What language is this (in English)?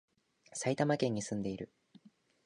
Japanese